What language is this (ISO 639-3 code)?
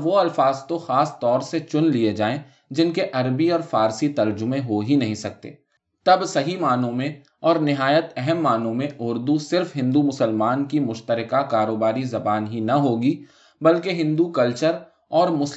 urd